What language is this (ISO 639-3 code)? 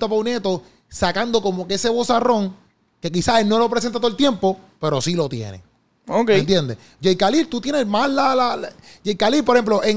spa